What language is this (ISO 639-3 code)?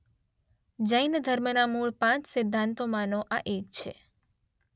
guj